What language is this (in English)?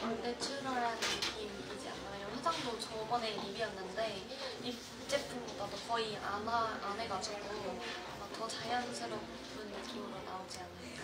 Korean